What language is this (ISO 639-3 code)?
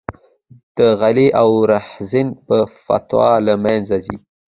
pus